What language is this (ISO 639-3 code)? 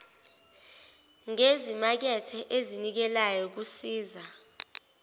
zul